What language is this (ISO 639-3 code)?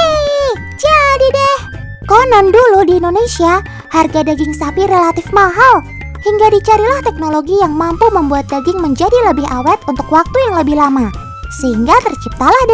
ind